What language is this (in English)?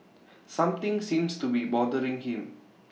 English